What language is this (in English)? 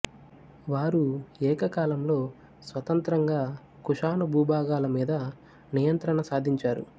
Telugu